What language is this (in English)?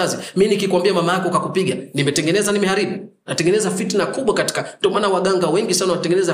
Swahili